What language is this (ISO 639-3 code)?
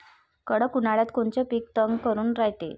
mar